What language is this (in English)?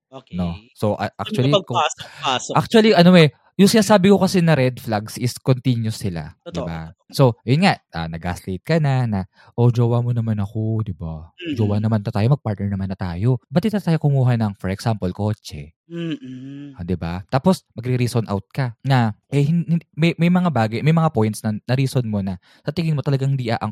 Filipino